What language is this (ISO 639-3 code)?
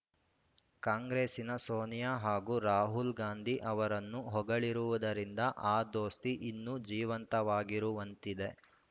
kan